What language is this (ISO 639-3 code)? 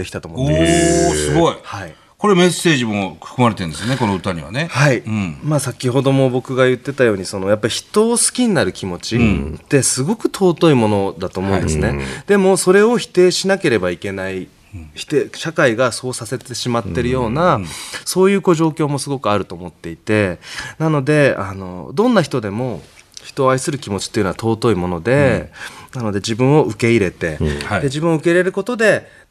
jpn